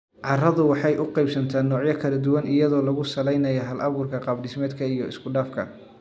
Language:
Somali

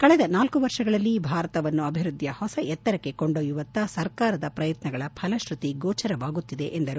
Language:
Kannada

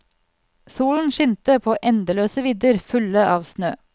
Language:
Norwegian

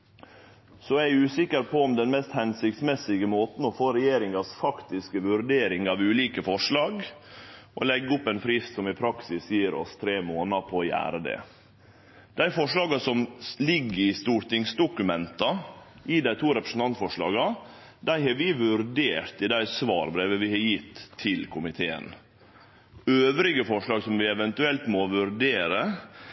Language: Norwegian Nynorsk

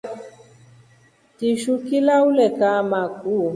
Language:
Rombo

